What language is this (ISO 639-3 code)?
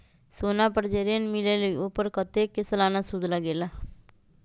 mag